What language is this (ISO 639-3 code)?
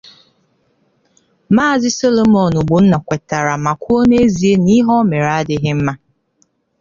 ibo